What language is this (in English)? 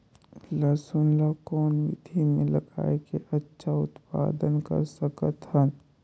Chhattisgarhi